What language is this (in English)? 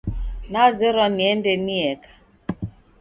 Taita